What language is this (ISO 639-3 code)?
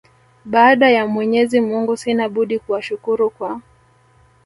swa